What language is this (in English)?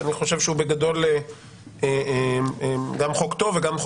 Hebrew